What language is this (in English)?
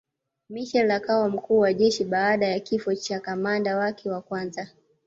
Swahili